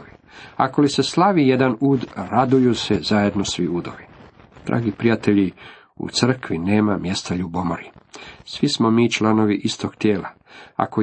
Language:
Croatian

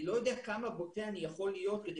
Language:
Hebrew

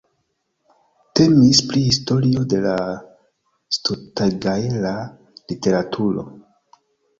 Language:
Esperanto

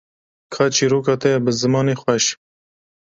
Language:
Kurdish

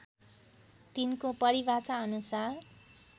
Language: Nepali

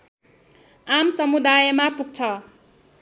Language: Nepali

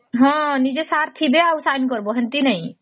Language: Odia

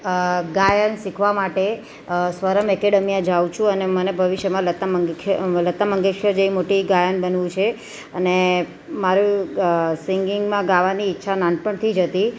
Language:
Gujarati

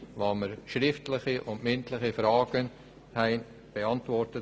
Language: Swiss German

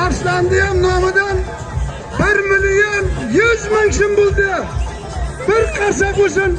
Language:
Turkish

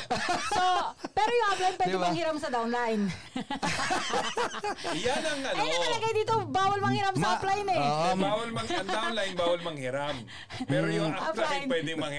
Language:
Filipino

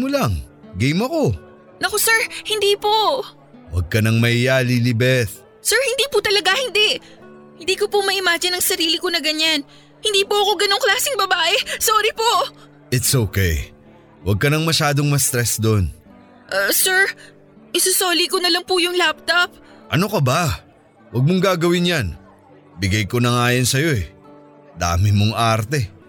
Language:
Filipino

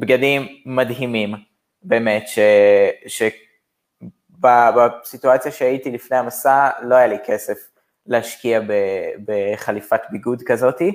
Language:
Hebrew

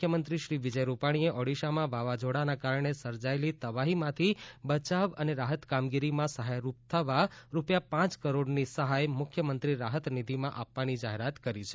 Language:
Gujarati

